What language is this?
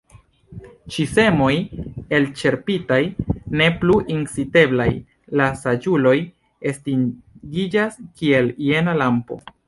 Esperanto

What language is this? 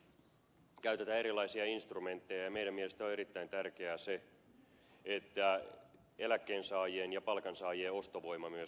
Finnish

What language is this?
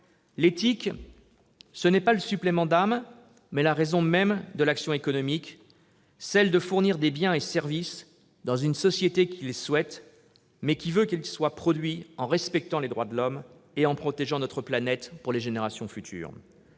French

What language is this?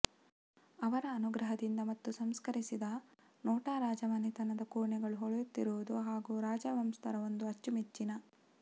Kannada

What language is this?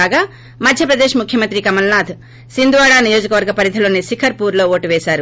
Telugu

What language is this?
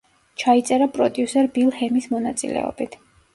Georgian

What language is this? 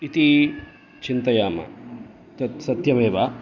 Sanskrit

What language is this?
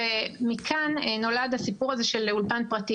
Hebrew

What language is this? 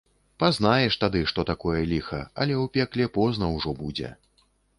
Belarusian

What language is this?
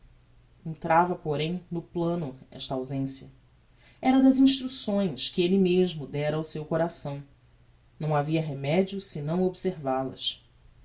Portuguese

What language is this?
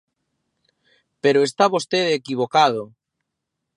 Galician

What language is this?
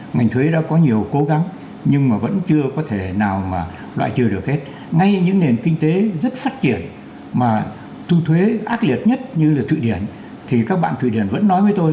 Vietnamese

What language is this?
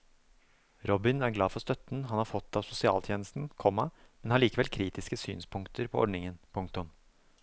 Norwegian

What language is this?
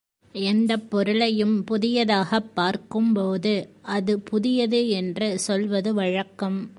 Tamil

